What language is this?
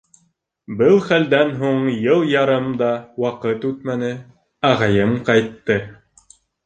Bashkir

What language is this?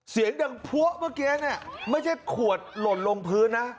Thai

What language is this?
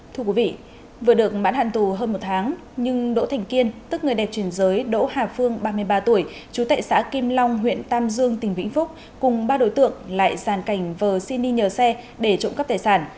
Vietnamese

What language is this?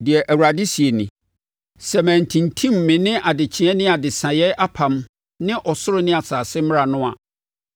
Akan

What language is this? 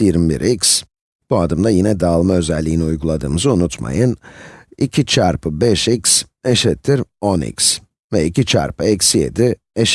Turkish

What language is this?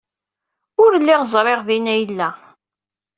Kabyle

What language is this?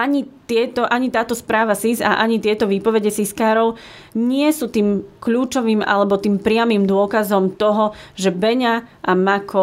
Slovak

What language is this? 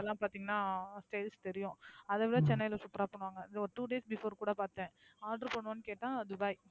Tamil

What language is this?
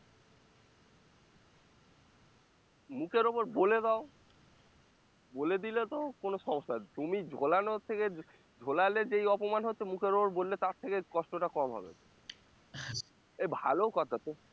Bangla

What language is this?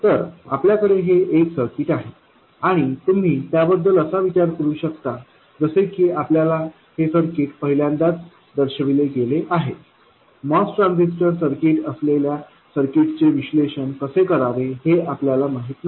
Marathi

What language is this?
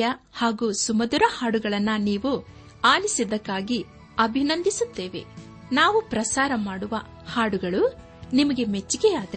Kannada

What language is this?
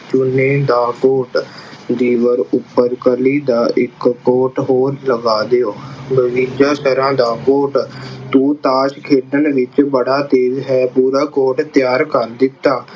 Punjabi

